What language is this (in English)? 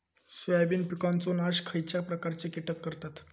Marathi